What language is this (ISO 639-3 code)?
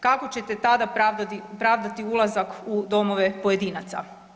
hrv